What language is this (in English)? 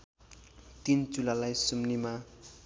Nepali